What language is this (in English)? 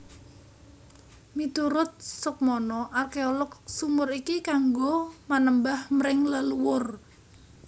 Javanese